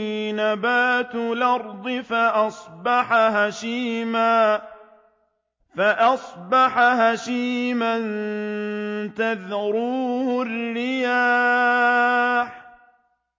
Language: Arabic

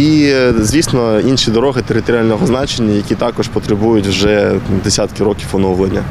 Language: Russian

